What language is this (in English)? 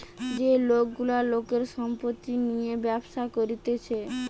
Bangla